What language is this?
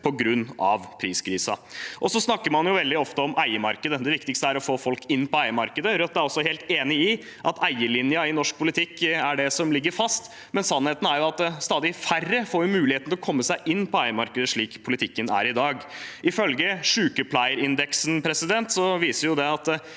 Norwegian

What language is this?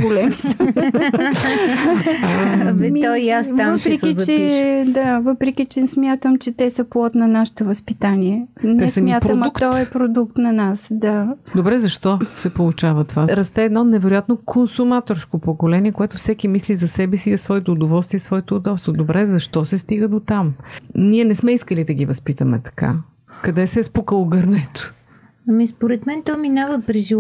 Bulgarian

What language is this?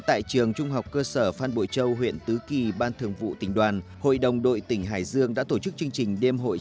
Vietnamese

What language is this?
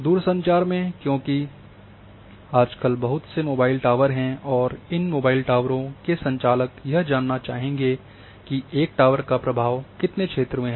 Hindi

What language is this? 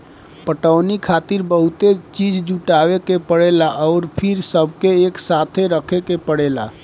Bhojpuri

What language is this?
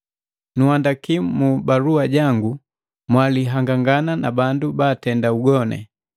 Matengo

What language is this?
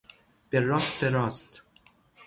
Persian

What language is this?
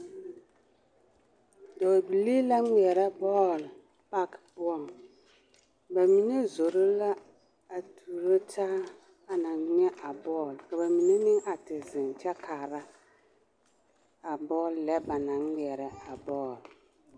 Southern Dagaare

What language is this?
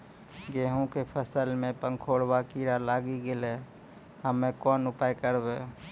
Maithili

